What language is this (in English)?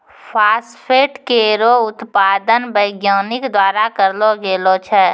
Maithili